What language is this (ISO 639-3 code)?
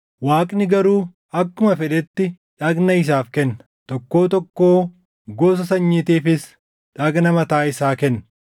orm